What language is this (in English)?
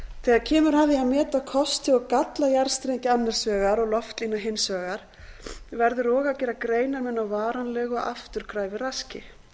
Icelandic